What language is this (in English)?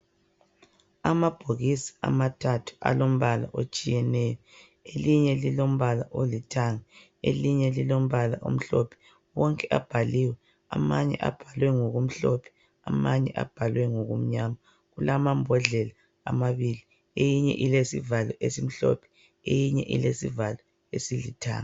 North Ndebele